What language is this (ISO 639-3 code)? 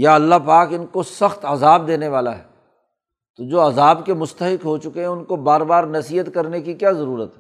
urd